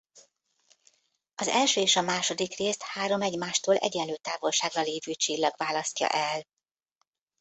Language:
Hungarian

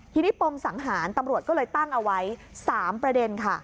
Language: Thai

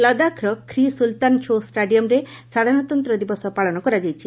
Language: Odia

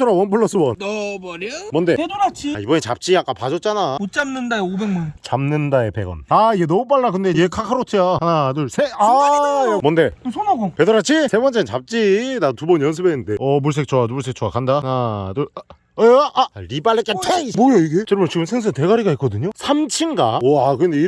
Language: Korean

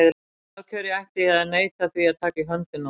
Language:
Icelandic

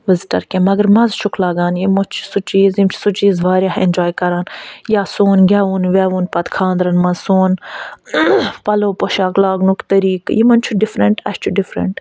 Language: Kashmiri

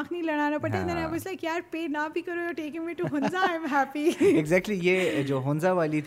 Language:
Urdu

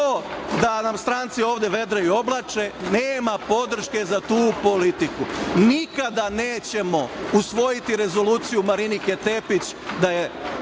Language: Serbian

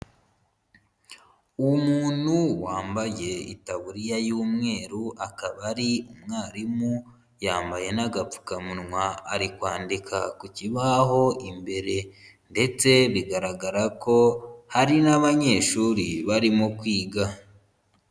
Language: Kinyarwanda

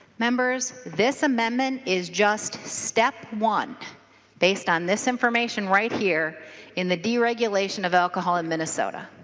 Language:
English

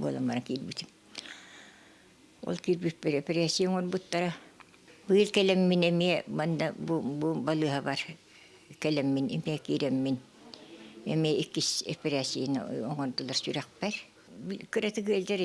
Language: Turkish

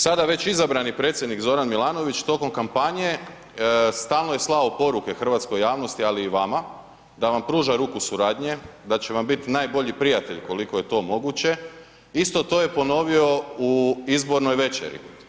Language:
Croatian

